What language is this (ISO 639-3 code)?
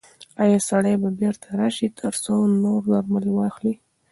pus